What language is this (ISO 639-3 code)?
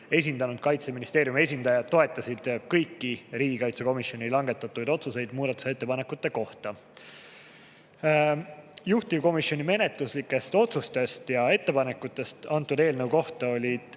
est